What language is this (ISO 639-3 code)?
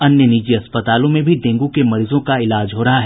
hin